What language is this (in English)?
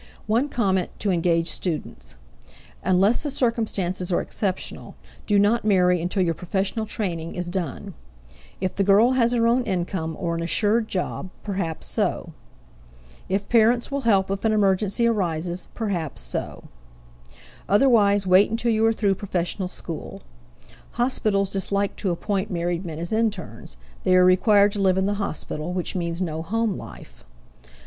English